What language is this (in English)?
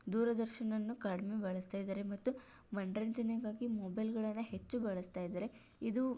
Kannada